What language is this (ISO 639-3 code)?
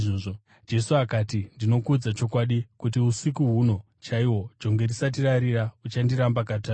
sna